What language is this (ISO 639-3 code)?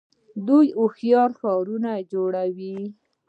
pus